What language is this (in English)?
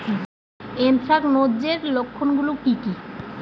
Bangla